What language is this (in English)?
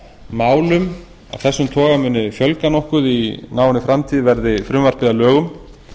Icelandic